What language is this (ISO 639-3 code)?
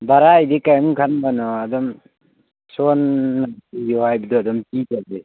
mni